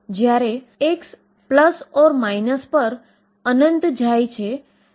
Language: Gujarati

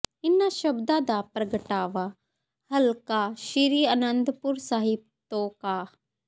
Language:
Punjabi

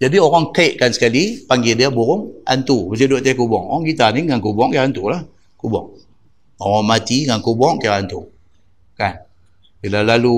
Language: Malay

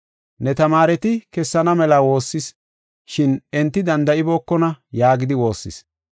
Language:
Gofa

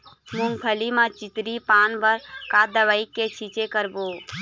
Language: Chhattisgarhi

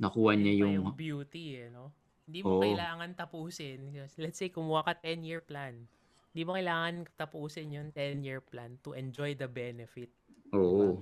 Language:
Filipino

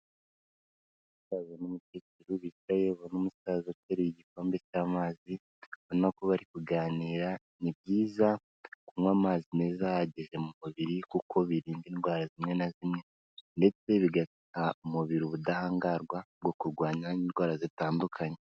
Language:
Kinyarwanda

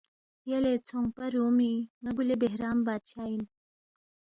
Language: Balti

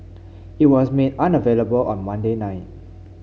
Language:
English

